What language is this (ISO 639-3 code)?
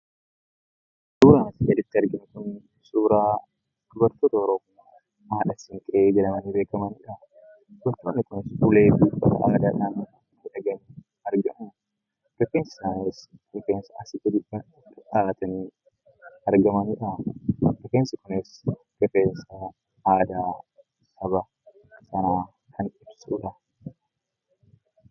orm